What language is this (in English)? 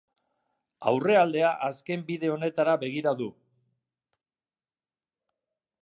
Basque